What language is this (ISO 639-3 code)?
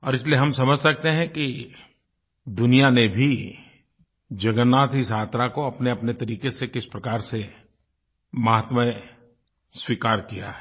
hin